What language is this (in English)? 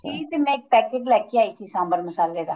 Punjabi